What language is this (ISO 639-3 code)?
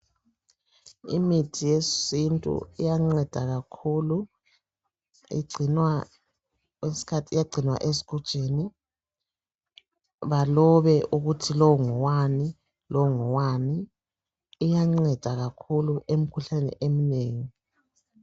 nde